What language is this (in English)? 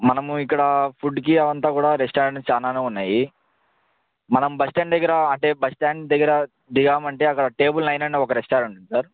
Telugu